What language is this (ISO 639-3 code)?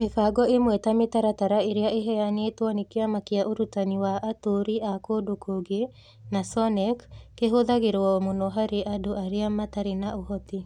kik